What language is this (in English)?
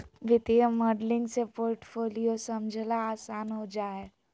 Magahi